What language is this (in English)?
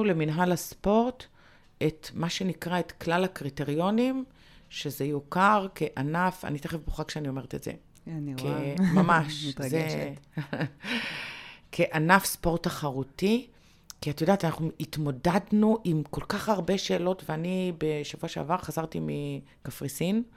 Hebrew